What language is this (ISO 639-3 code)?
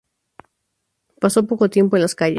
spa